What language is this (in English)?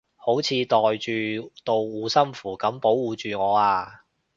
Cantonese